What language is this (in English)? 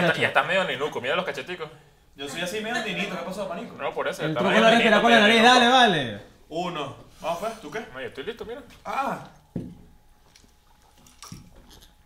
Spanish